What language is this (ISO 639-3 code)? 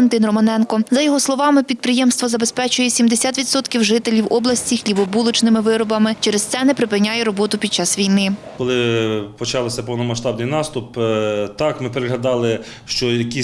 ukr